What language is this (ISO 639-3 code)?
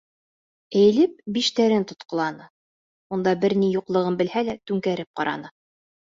bak